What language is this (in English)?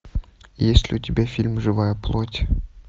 Russian